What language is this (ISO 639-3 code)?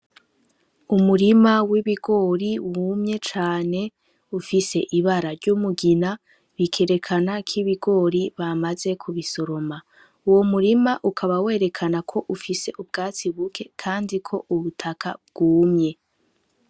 run